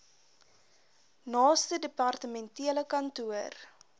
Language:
Afrikaans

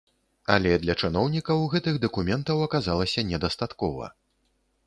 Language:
Belarusian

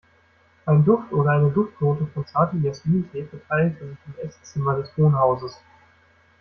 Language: German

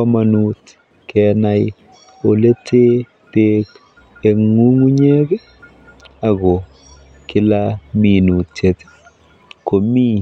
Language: Kalenjin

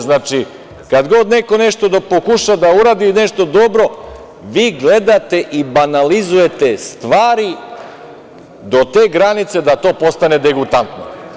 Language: Serbian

